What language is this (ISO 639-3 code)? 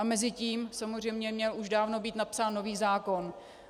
ces